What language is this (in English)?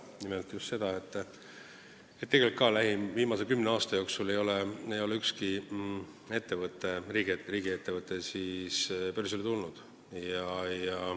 Estonian